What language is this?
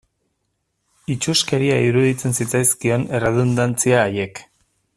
Basque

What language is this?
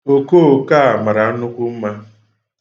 Igbo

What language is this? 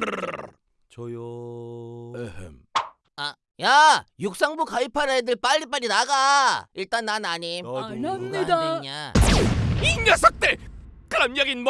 Korean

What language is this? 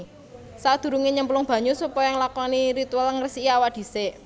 Javanese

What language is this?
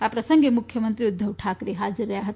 Gujarati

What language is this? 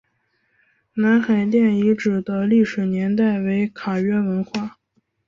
Chinese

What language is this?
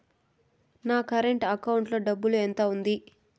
Telugu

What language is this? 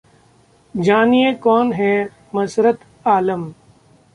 Hindi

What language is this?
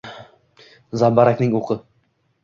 Uzbek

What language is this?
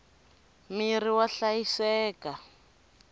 Tsonga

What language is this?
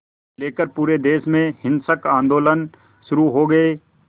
Hindi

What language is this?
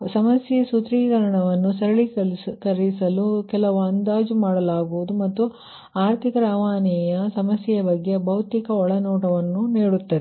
Kannada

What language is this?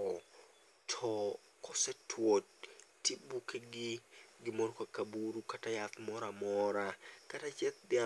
Luo (Kenya and Tanzania)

